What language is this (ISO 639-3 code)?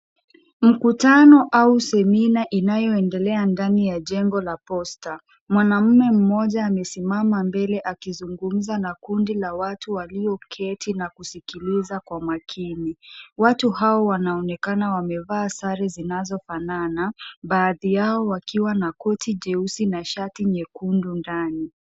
swa